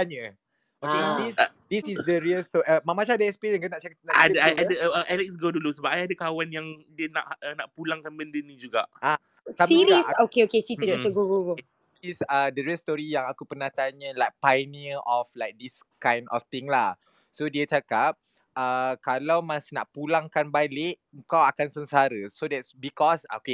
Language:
Malay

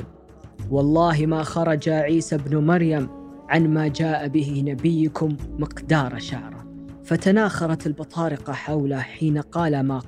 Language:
Arabic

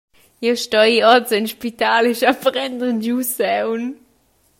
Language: Romansh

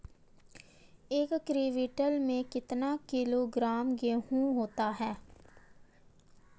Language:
Hindi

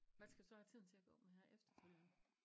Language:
Danish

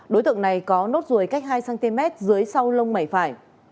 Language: Vietnamese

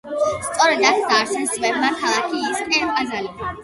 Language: Georgian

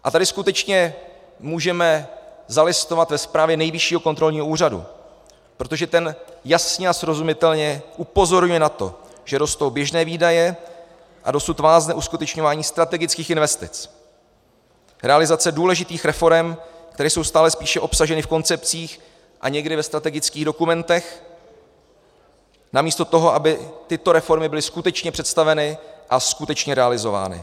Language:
Czech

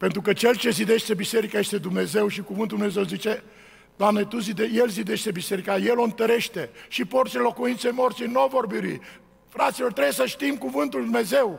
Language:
Romanian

